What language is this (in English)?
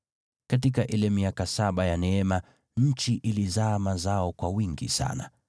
Swahili